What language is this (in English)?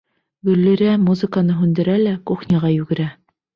Bashkir